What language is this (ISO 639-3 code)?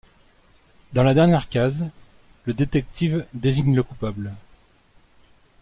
fra